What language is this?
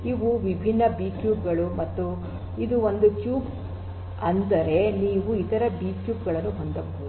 Kannada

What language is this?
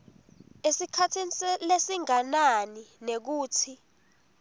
Swati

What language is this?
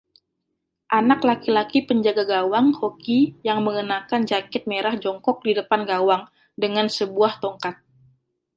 Indonesian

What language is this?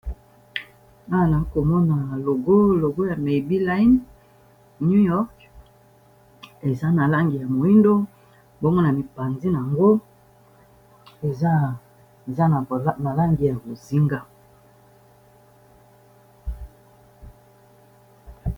Lingala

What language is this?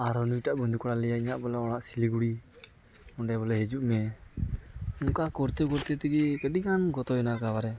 Santali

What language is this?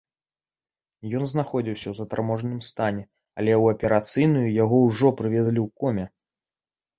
Belarusian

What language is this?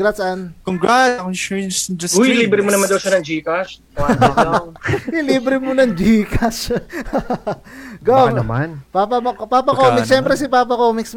Filipino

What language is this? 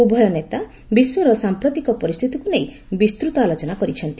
Odia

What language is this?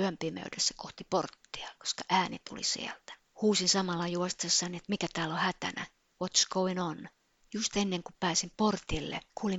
Finnish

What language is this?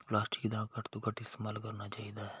Punjabi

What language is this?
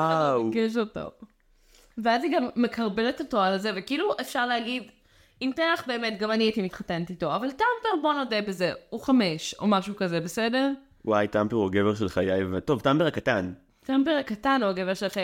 Hebrew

